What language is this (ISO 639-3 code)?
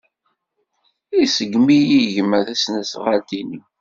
kab